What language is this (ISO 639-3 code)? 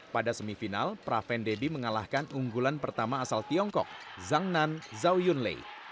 ind